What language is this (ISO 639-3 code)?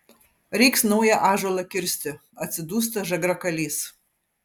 lit